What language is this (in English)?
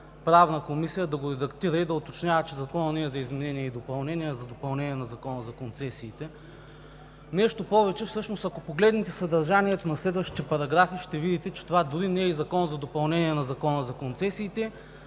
Bulgarian